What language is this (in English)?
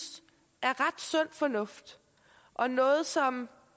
Danish